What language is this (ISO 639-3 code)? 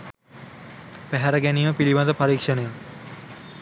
sin